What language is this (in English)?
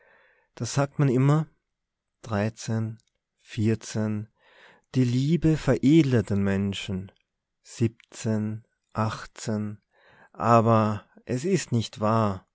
German